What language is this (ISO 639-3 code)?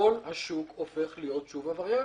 heb